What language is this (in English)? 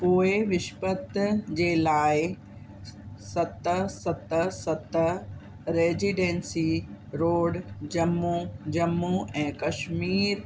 Sindhi